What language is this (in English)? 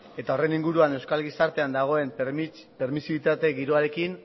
Basque